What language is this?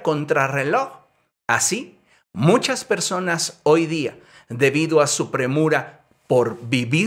Spanish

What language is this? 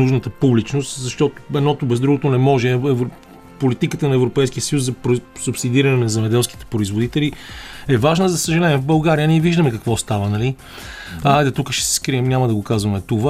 Bulgarian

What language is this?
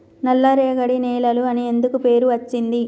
Telugu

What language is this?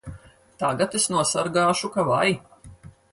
Latvian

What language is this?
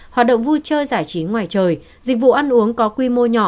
Vietnamese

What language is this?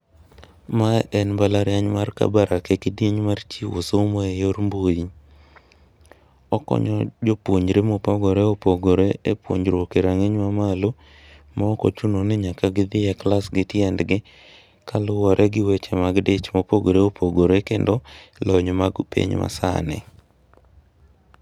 Luo (Kenya and Tanzania)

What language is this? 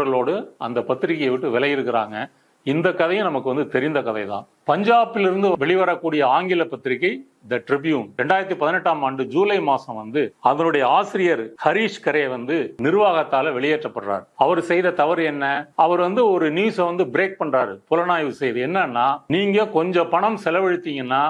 Indonesian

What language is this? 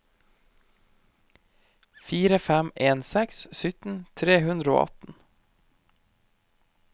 Norwegian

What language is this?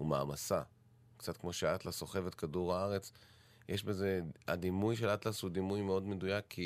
Hebrew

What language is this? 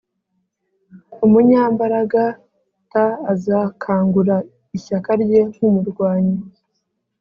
Kinyarwanda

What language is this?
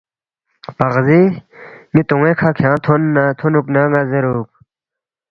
Balti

